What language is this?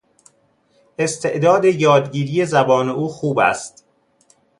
Persian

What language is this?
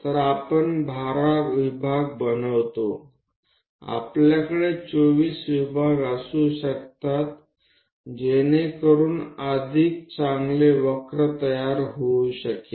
Marathi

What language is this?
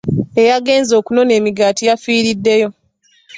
Ganda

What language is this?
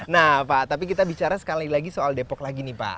Indonesian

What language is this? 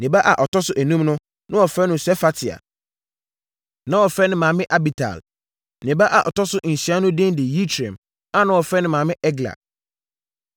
Akan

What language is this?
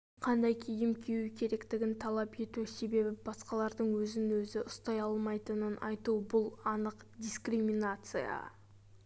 Kazakh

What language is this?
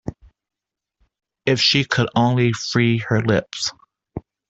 English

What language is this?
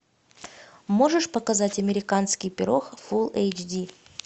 Russian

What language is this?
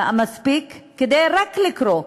Hebrew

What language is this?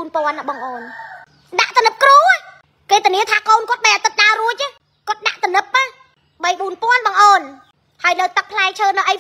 Vietnamese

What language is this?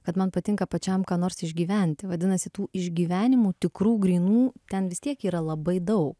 Lithuanian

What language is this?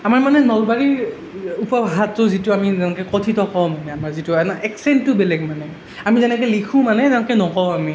Assamese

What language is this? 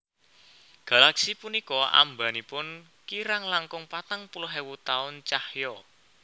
Javanese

